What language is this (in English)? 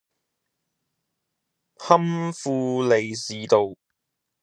Cantonese